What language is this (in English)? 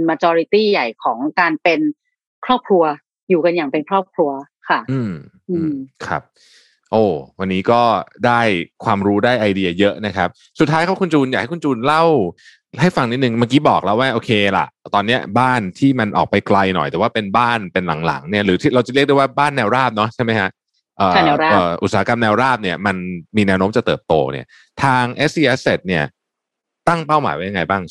Thai